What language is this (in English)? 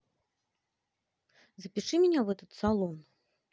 Russian